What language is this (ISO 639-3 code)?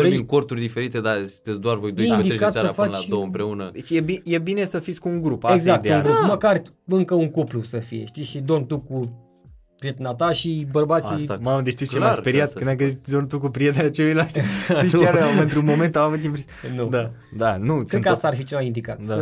ron